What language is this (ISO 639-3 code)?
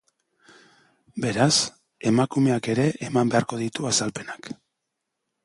eus